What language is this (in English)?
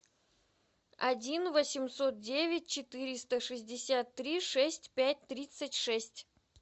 Russian